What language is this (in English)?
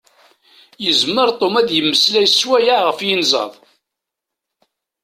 Kabyle